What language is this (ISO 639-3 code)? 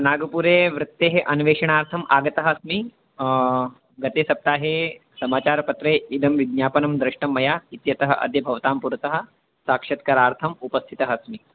san